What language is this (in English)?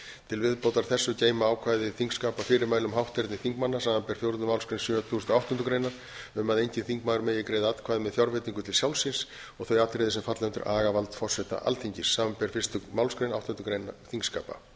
Icelandic